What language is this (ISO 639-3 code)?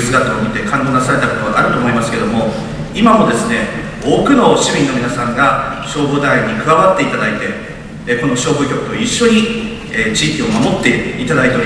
jpn